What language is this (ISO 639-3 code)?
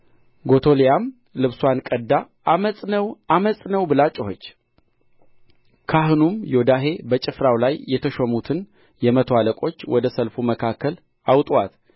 amh